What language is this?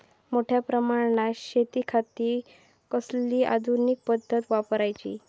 Marathi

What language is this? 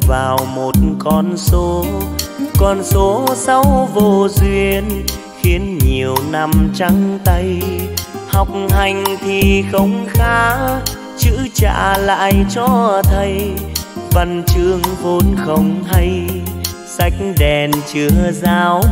Vietnamese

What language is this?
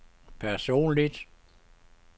Danish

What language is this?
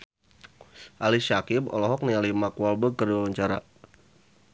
Sundanese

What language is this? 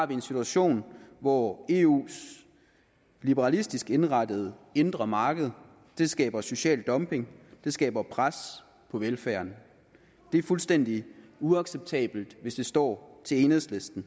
Danish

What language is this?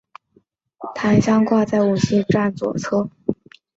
Chinese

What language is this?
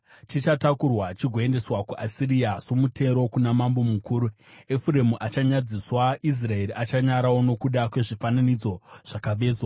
Shona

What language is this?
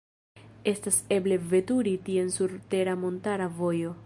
Esperanto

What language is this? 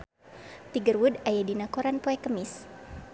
Sundanese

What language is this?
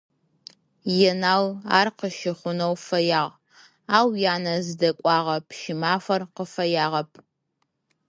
Adyghe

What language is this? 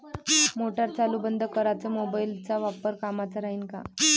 Marathi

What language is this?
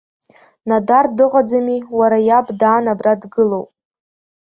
Abkhazian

